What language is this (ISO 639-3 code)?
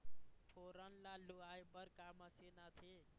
hne